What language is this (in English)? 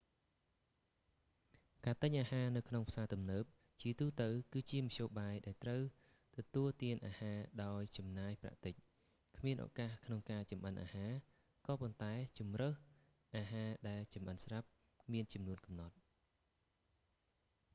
Khmer